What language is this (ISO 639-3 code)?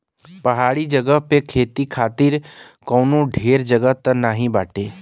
bho